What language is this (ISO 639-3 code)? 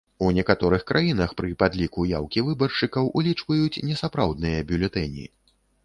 bel